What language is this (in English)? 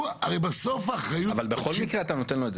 Hebrew